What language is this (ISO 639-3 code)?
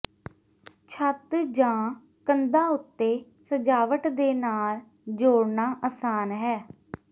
pan